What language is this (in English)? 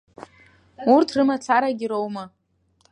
Abkhazian